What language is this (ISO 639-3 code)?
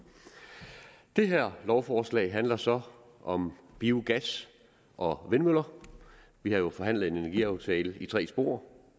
dan